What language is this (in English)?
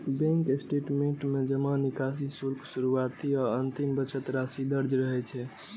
Maithili